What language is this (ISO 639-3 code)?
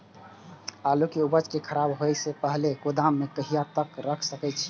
mai